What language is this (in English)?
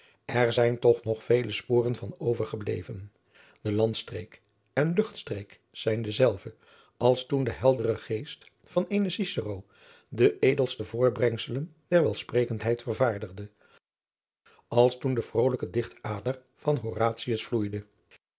Dutch